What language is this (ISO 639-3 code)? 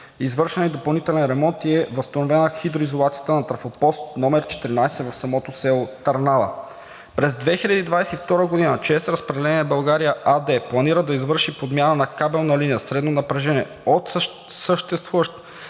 bul